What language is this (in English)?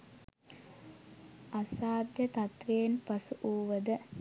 Sinhala